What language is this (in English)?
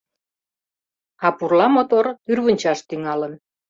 Mari